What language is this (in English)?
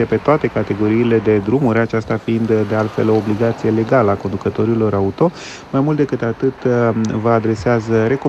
Romanian